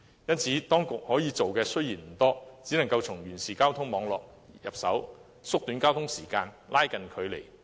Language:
Cantonese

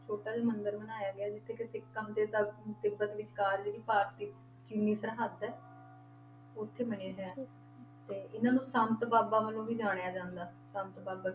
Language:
Punjabi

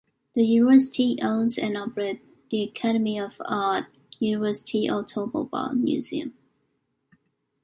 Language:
English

